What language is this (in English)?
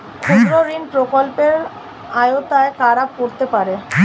Bangla